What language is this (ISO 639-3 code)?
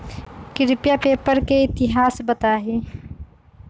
mag